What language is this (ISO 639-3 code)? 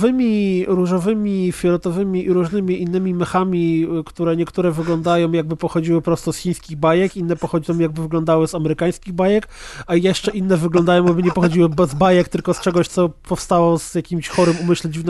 pol